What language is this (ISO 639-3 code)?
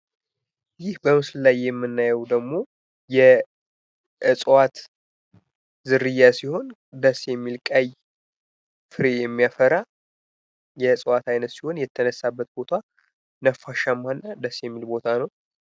amh